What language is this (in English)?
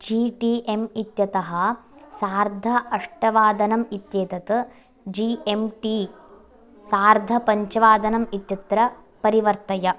Sanskrit